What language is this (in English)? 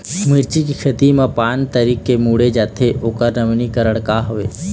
Chhattisgarhi